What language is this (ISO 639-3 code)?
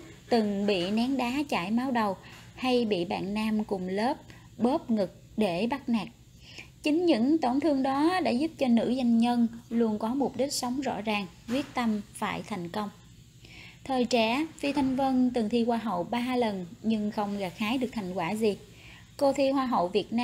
vie